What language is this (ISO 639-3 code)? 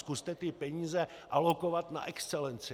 ces